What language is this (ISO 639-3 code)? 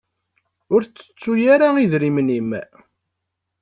kab